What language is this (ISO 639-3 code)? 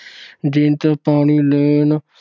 pan